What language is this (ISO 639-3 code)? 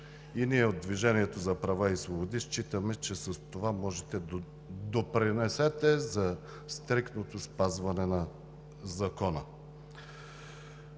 bul